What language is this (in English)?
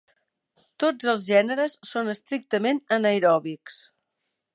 Catalan